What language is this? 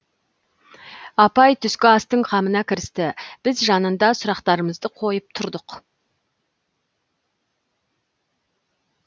Kazakh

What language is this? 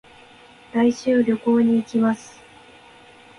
Japanese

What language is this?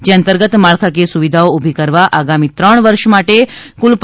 Gujarati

